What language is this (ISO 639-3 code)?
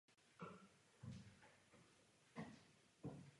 ces